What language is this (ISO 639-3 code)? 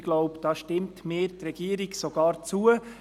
gsw